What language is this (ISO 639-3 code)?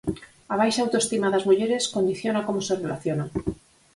glg